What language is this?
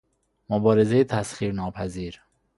Persian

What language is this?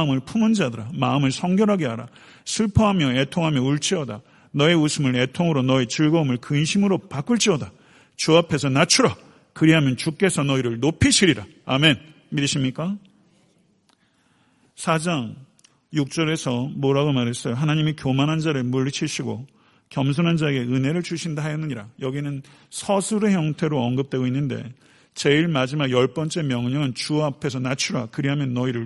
Korean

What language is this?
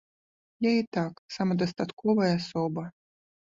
Belarusian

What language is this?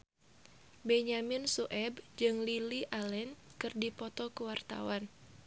Sundanese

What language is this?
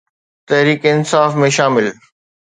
Sindhi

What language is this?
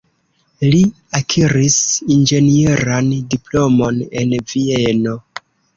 Esperanto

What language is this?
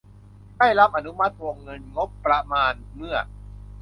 Thai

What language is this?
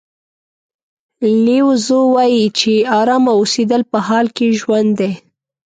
Pashto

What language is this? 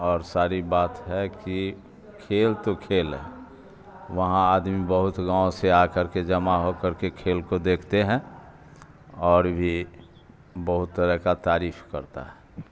Urdu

